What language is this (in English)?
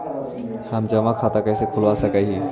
Magahi